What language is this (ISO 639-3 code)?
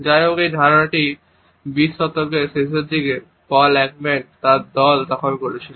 ben